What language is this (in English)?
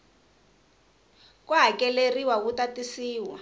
Tsonga